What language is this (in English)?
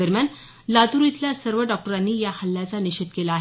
Marathi